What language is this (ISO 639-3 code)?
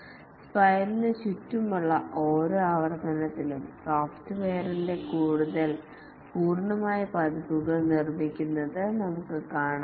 mal